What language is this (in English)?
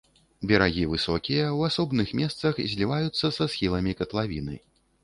Belarusian